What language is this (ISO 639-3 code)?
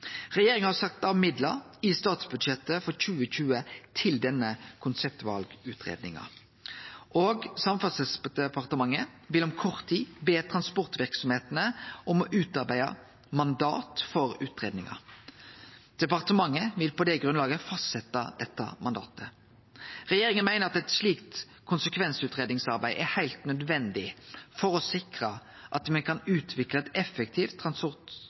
nno